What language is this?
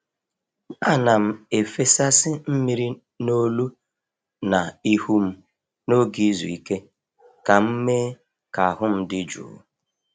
Igbo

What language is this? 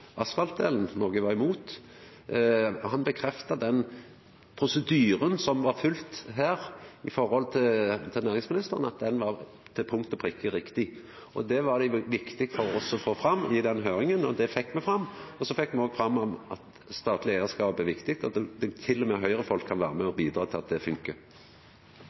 Norwegian Nynorsk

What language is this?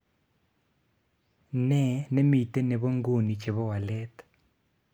Kalenjin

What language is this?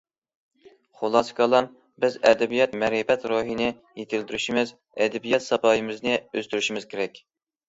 Uyghur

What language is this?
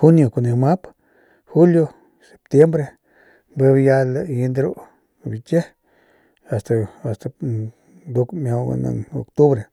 Northern Pame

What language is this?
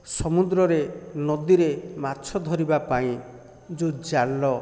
Odia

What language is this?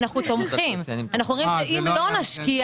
Hebrew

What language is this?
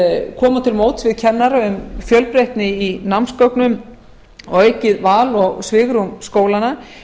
Icelandic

